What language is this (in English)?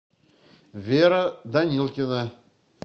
Russian